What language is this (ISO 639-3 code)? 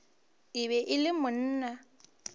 nso